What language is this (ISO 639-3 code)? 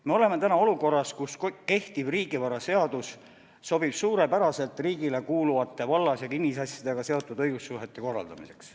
est